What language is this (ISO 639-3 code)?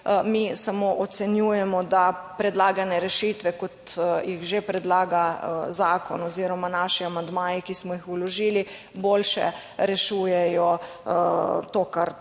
slv